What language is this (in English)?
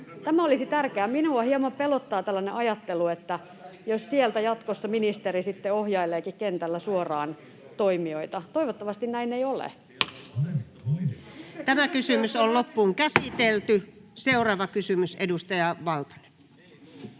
Finnish